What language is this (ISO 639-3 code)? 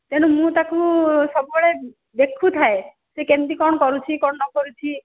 ori